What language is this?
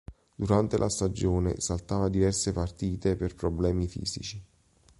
Italian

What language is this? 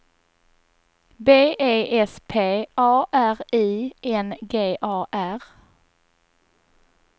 Swedish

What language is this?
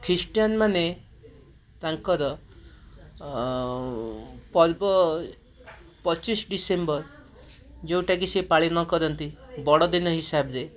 Odia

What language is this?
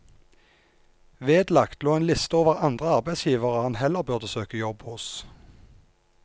Norwegian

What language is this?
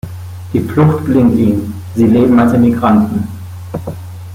German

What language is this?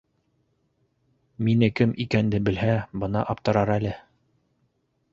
Bashkir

